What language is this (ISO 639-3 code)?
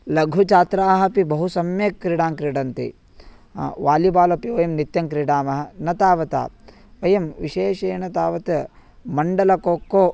san